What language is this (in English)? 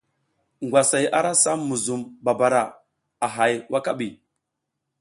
South Giziga